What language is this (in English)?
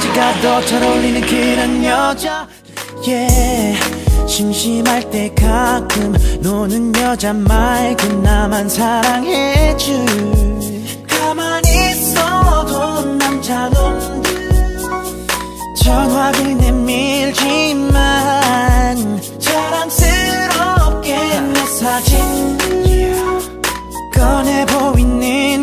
Korean